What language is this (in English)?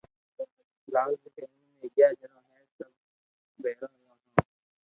Loarki